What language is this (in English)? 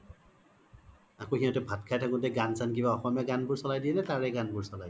Assamese